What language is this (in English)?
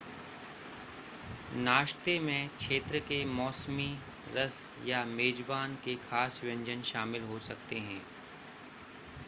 Hindi